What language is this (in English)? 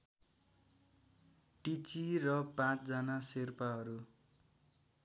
Nepali